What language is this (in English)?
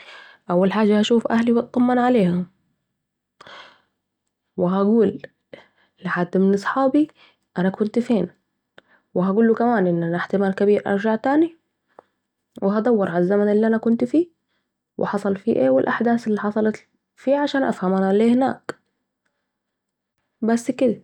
Saidi Arabic